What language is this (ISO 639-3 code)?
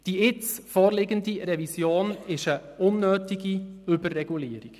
gsw